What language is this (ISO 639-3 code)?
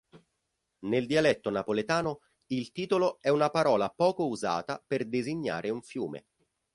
ita